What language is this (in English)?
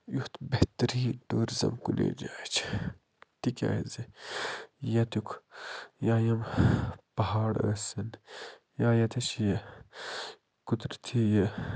Kashmiri